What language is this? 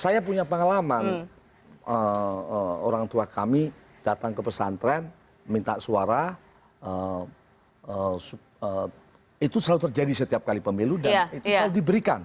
Indonesian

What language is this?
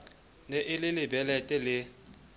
Southern Sotho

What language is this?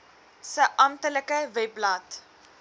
Afrikaans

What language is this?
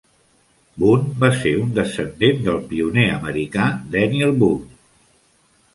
Catalan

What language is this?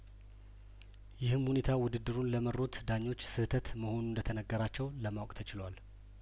Amharic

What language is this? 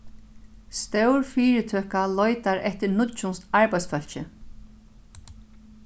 Faroese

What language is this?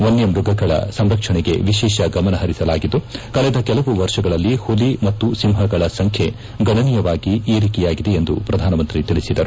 Kannada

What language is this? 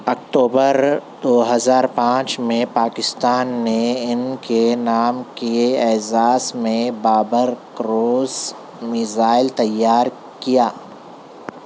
Urdu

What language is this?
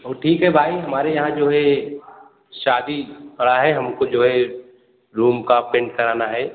Hindi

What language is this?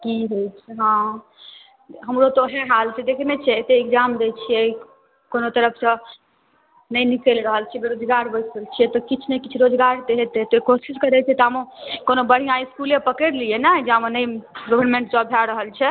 Maithili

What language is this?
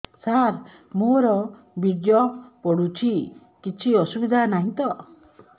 Odia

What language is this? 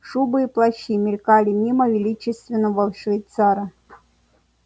Russian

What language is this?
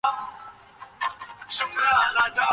Bangla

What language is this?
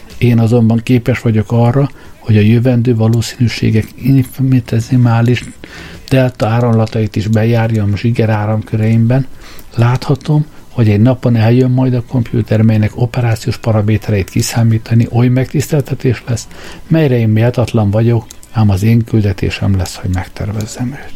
Hungarian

